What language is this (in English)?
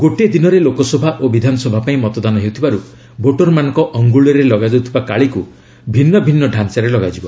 Odia